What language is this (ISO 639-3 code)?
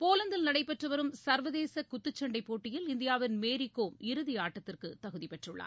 tam